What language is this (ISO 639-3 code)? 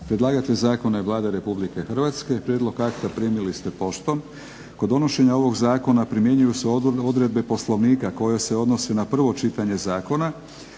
hrv